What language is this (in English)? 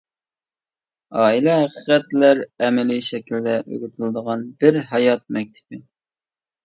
Uyghur